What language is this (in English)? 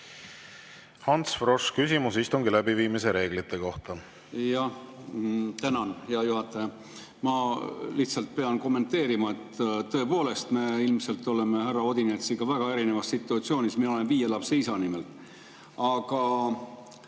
Estonian